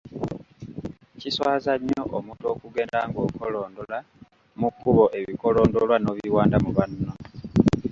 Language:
Ganda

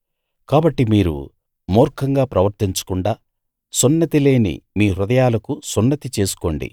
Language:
Telugu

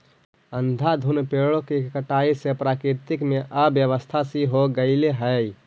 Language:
Magahi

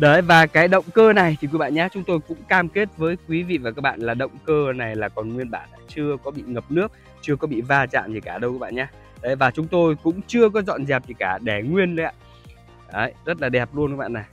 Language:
Vietnamese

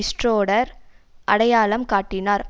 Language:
Tamil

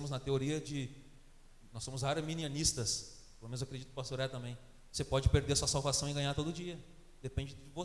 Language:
Portuguese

